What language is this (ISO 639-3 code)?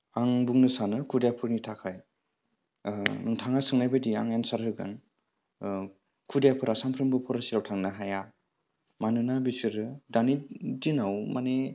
brx